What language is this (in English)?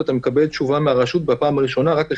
Hebrew